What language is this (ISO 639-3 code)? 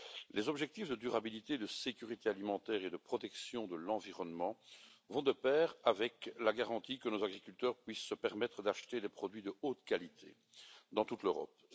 fra